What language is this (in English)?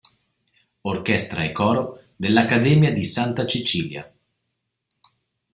Italian